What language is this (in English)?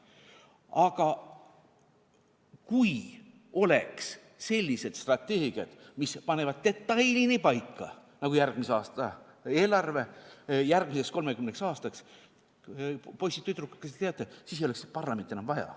Estonian